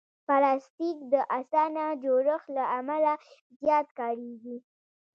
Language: Pashto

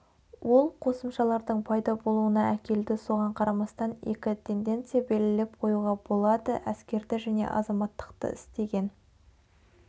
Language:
Kazakh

